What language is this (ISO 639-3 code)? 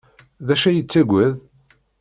kab